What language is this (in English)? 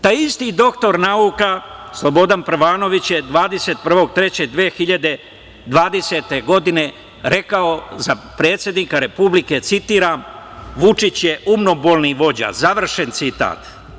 Serbian